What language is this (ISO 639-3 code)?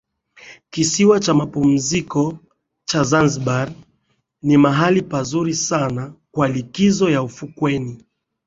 swa